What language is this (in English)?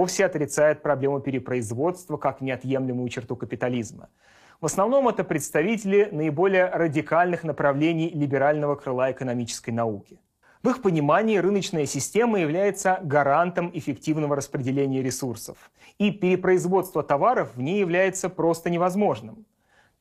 Russian